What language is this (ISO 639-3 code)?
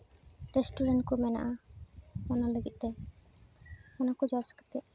sat